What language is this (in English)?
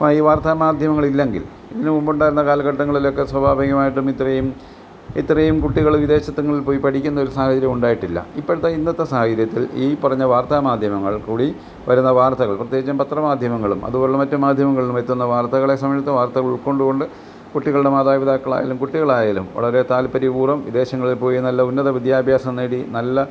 Malayalam